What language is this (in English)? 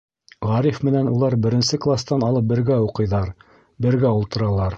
Bashkir